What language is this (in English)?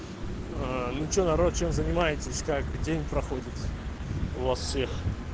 Russian